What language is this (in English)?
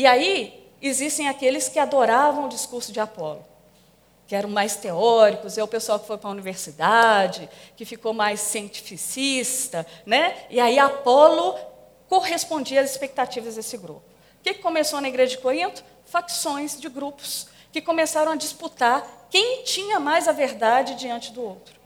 Portuguese